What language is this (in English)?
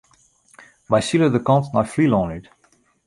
Western Frisian